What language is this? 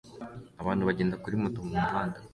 Kinyarwanda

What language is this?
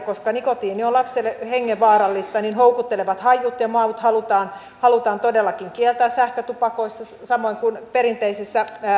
Finnish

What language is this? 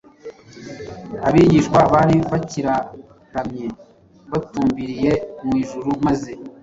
Kinyarwanda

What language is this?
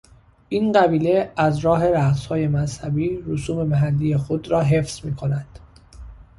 Persian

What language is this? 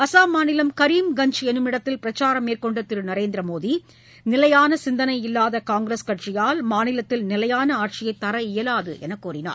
Tamil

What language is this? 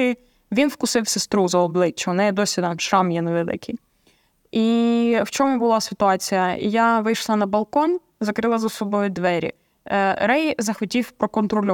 Ukrainian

